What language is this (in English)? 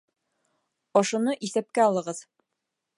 Bashkir